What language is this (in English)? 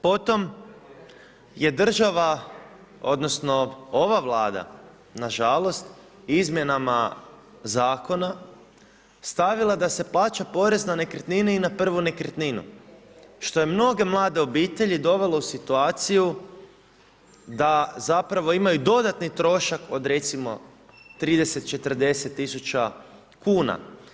Croatian